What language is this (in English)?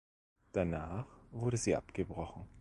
German